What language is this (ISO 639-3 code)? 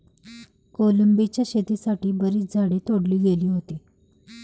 mar